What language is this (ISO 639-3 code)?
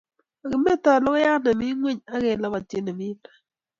kln